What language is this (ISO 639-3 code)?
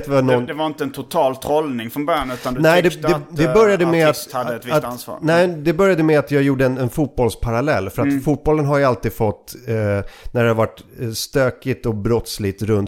swe